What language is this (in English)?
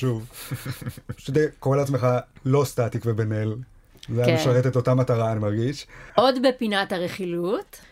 Hebrew